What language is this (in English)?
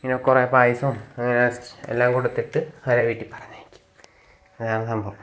Malayalam